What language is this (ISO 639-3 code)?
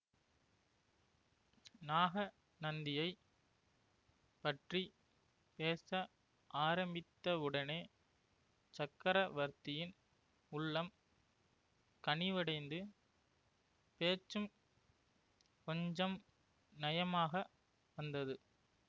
tam